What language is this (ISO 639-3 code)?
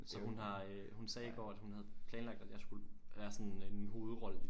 dan